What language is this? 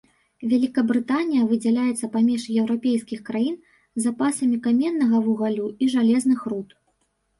Belarusian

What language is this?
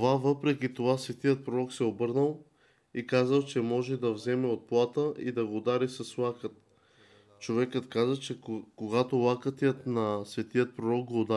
Bulgarian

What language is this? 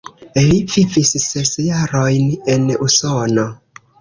Esperanto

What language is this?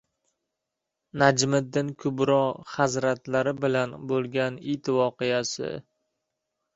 Uzbek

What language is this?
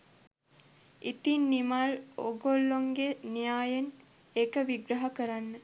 Sinhala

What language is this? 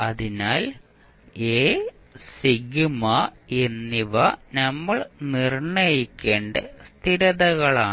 Malayalam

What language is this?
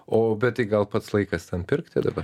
Lithuanian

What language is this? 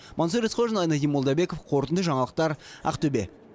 Kazakh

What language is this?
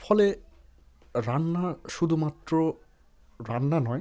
Bangla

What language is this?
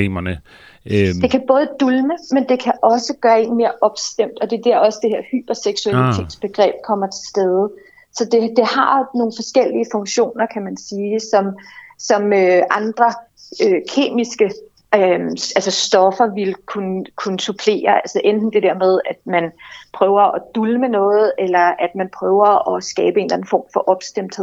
Danish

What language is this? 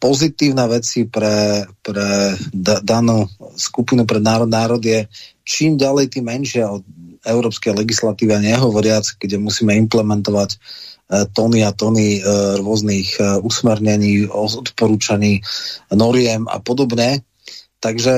Slovak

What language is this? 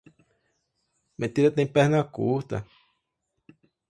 Portuguese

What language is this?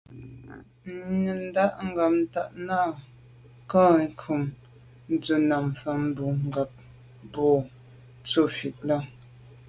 Medumba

